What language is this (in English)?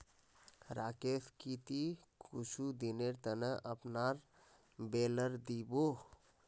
Magahi